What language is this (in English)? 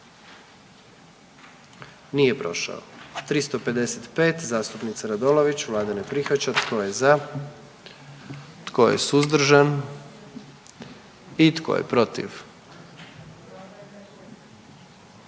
Croatian